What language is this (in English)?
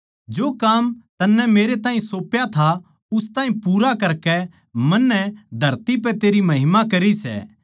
Haryanvi